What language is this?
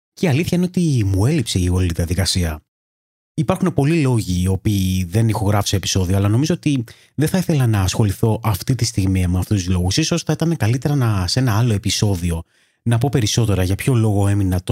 Greek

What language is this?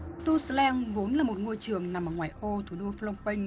Vietnamese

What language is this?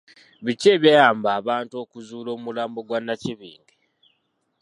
Ganda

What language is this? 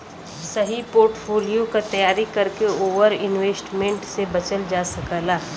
Bhojpuri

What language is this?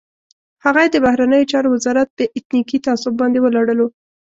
Pashto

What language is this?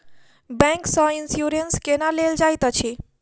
Maithili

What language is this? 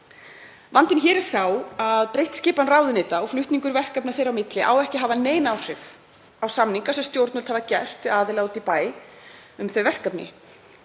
Icelandic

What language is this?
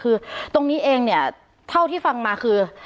Thai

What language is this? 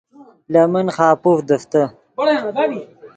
Yidgha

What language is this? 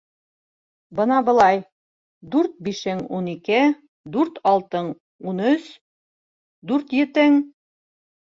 Bashkir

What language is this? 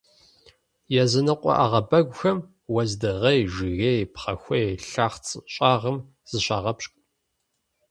Kabardian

